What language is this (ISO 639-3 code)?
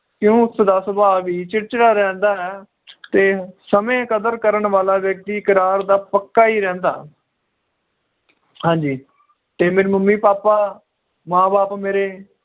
pan